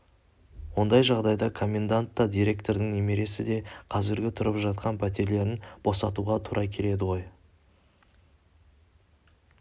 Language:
Kazakh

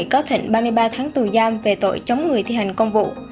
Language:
Vietnamese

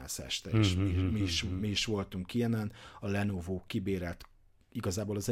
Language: Hungarian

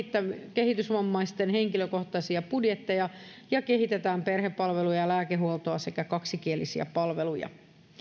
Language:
Finnish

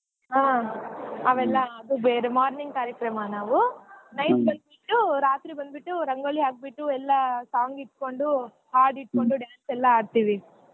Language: Kannada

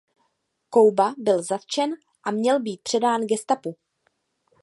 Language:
Czech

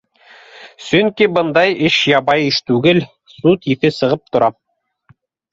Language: Bashkir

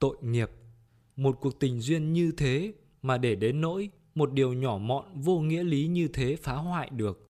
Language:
Vietnamese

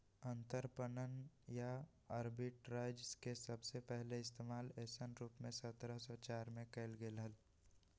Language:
Magahi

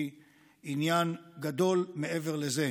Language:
Hebrew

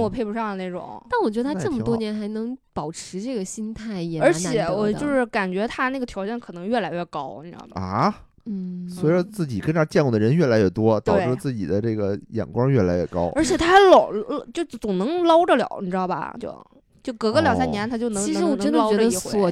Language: Chinese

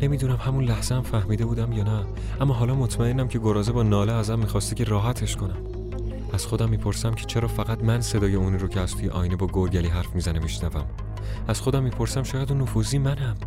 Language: Persian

